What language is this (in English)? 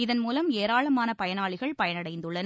Tamil